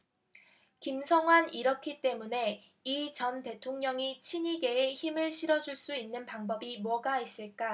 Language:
Korean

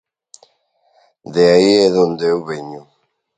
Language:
Galician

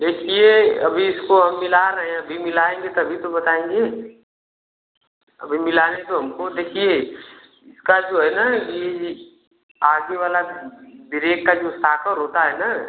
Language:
Hindi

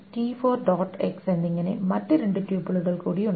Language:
Malayalam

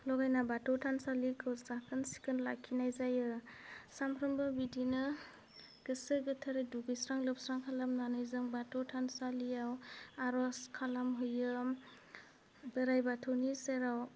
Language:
Bodo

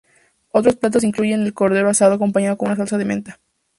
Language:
Spanish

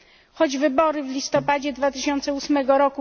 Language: Polish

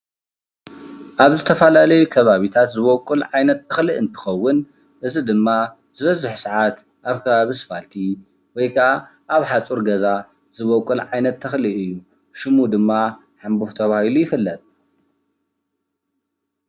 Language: Tigrinya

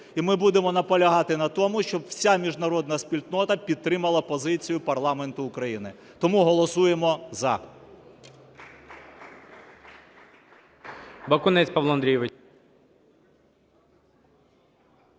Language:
Ukrainian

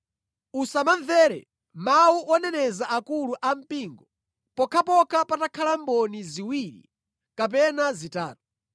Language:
Nyanja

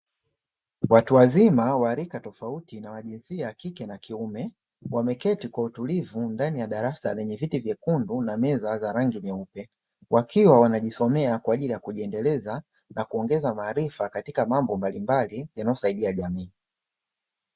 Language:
Swahili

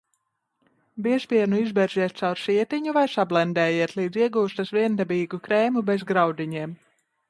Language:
Latvian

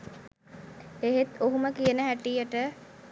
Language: Sinhala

